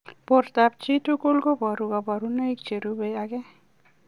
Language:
Kalenjin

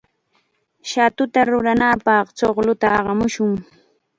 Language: Chiquián Ancash Quechua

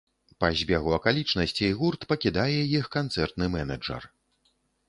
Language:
Belarusian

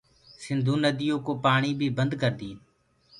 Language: Gurgula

